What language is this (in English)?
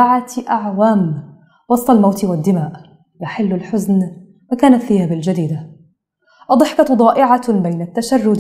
Arabic